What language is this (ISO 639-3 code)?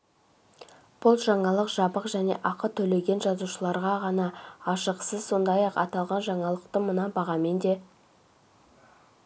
kaz